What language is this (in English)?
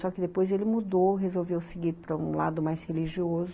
Portuguese